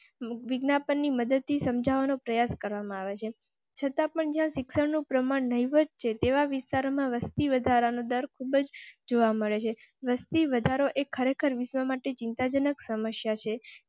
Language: Gujarati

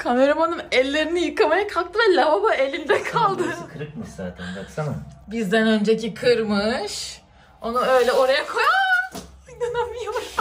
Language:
Turkish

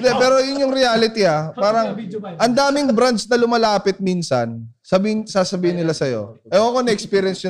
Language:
Filipino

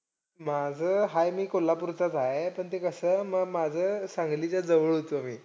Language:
Marathi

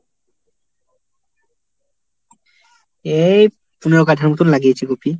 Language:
Bangla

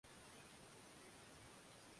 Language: Swahili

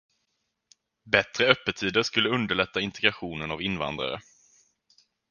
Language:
Swedish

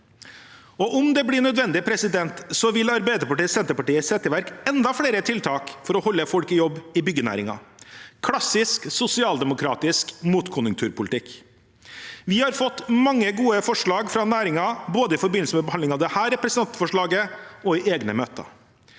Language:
Norwegian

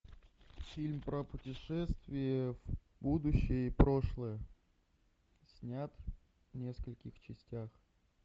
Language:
Russian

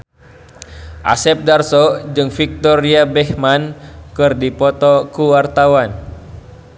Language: Sundanese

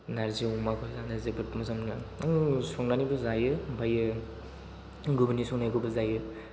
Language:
Bodo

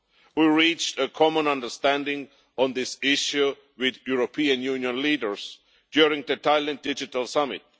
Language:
English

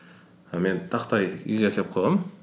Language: Kazakh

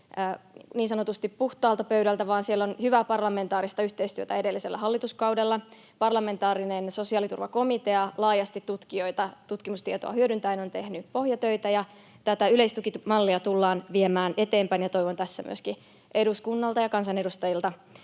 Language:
Finnish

